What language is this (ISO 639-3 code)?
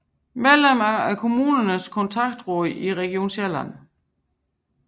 dan